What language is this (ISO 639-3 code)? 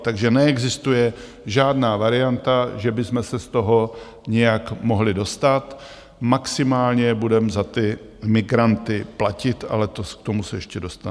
ces